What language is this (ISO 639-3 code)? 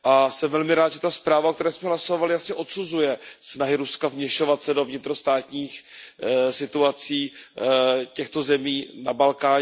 ces